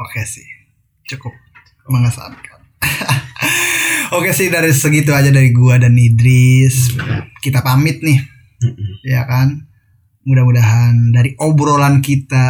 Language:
Indonesian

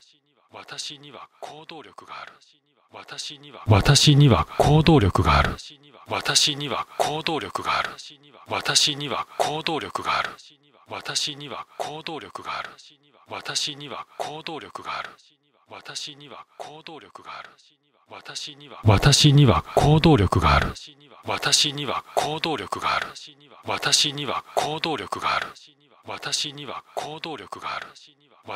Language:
Japanese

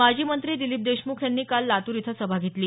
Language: Marathi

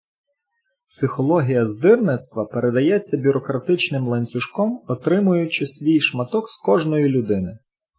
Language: Ukrainian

